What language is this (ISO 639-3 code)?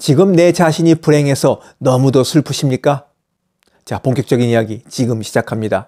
kor